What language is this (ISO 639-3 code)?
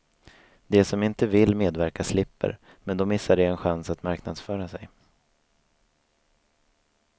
swe